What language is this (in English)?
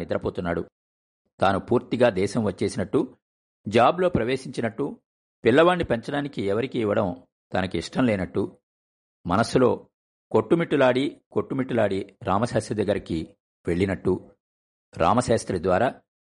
Telugu